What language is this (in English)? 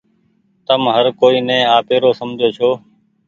Goaria